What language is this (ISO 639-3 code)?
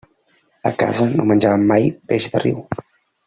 cat